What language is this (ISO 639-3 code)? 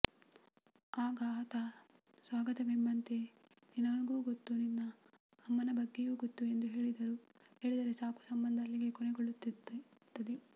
kan